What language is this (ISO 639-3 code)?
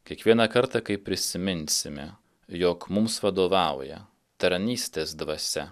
lit